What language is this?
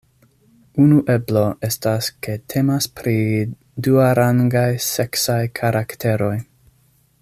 Esperanto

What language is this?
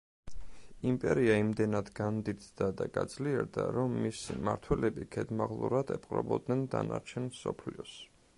Georgian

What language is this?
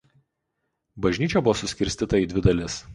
Lithuanian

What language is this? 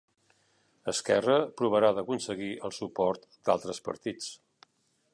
Catalan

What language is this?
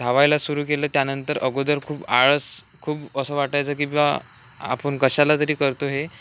Marathi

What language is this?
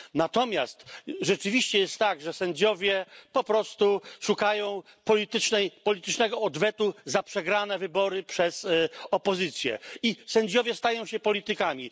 Polish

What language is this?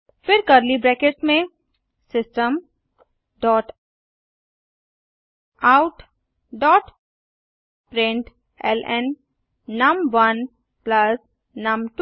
Hindi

